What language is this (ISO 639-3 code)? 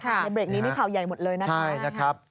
tha